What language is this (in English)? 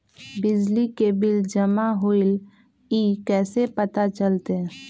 Magahi